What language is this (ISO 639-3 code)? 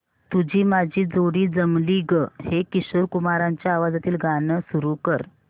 mar